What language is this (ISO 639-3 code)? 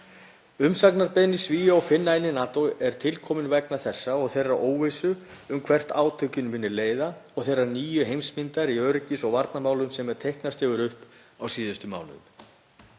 isl